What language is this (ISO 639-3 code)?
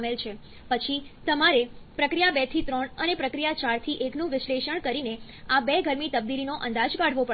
guj